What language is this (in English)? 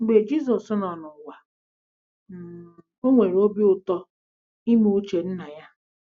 Igbo